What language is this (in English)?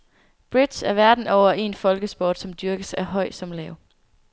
Danish